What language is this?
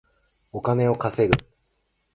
Japanese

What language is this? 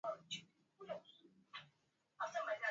Swahili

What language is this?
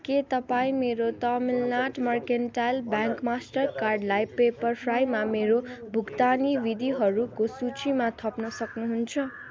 Nepali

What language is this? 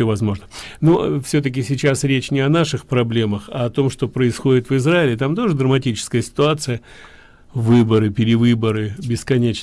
Russian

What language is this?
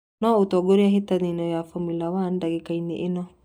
Kikuyu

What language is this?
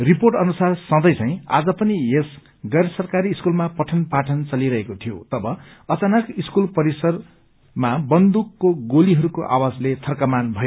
Nepali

